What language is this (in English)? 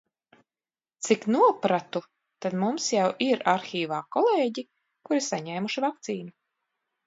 Latvian